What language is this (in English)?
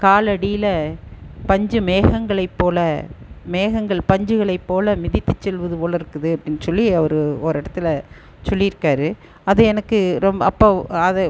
Tamil